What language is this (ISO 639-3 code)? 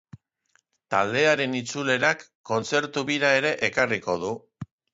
eus